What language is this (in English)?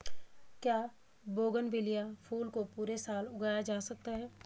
Hindi